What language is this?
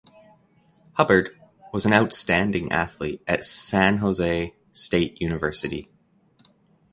English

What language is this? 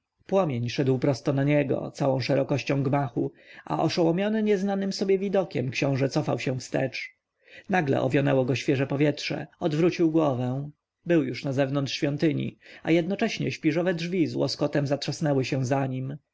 Polish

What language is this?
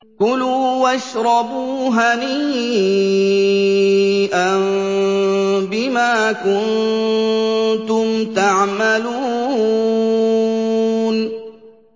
Arabic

